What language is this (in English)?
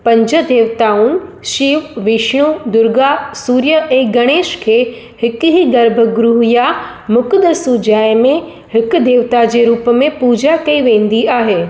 Sindhi